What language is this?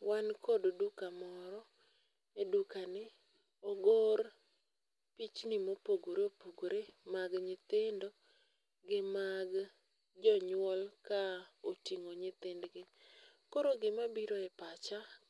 Luo (Kenya and Tanzania)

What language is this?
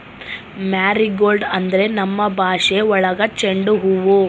Kannada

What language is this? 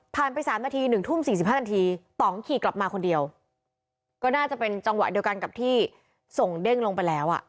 Thai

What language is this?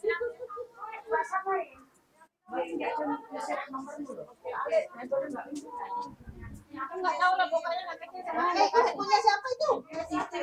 Indonesian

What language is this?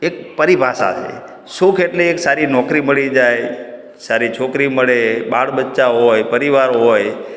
Gujarati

